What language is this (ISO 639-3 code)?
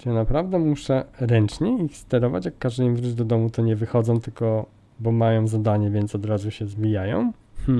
pol